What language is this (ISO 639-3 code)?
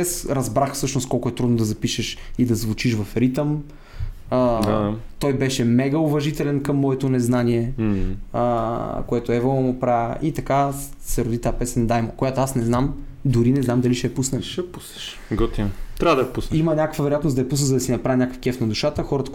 bul